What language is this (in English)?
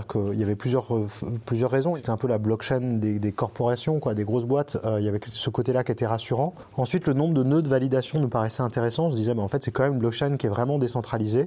French